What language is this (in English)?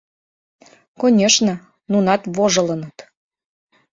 Mari